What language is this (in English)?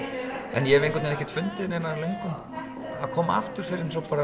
Icelandic